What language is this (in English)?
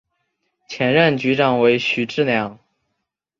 Chinese